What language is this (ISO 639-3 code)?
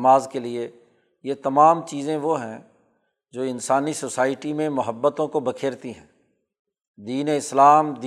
urd